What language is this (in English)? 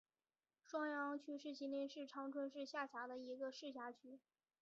Chinese